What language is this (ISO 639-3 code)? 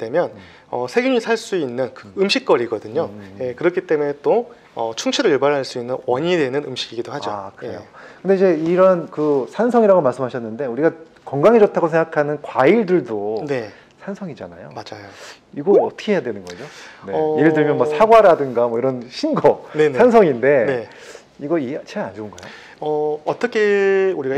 kor